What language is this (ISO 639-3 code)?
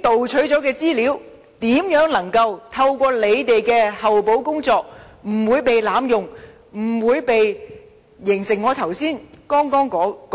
yue